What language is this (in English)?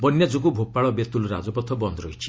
Odia